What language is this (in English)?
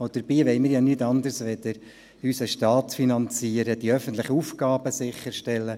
Swiss German